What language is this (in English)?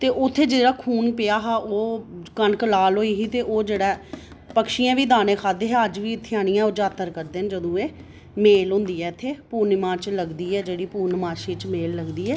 Dogri